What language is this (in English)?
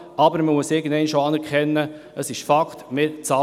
Swiss German